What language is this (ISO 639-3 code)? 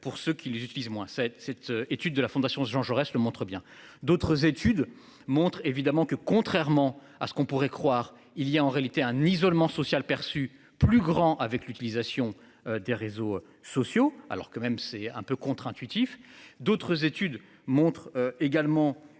fra